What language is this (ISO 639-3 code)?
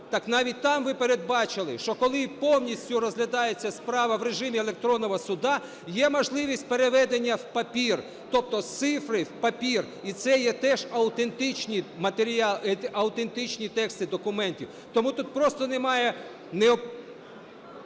ukr